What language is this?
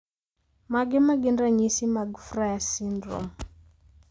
Luo (Kenya and Tanzania)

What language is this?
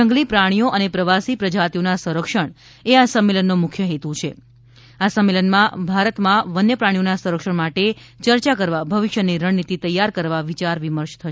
Gujarati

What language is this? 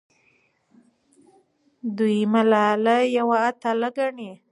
Pashto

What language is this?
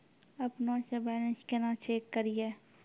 Maithili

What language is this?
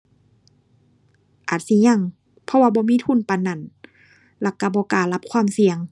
Thai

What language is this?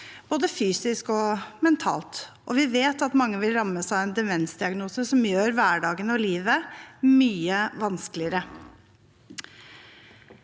Norwegian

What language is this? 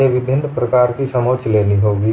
Hindi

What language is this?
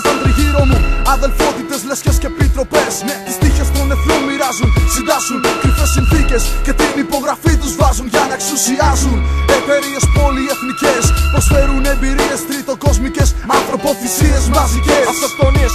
Greek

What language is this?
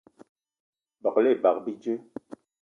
Eton (Cameroon)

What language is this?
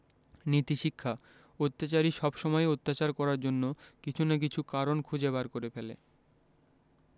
Bangla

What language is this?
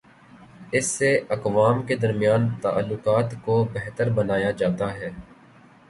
Urdu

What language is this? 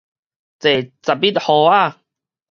Min Nan Chinese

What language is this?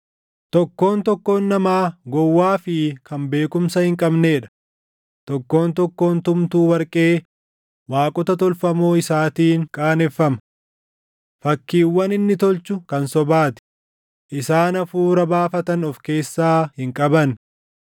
Oromo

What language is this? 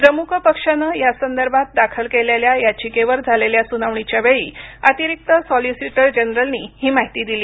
Marathi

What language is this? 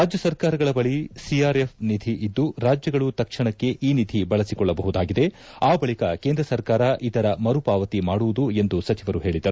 Kannada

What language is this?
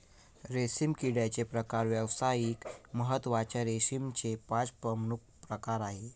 Marathi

